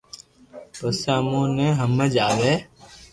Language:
Loarki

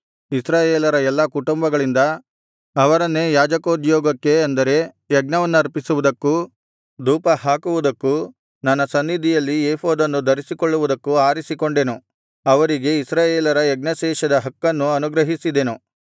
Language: Kannada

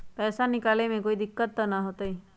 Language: Magahi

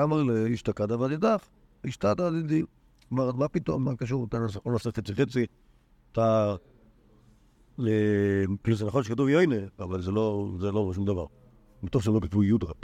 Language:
Hebrew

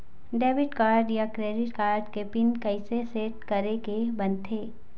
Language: Chhattisgarhi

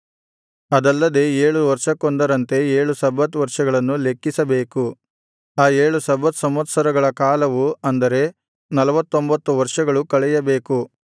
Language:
Kannada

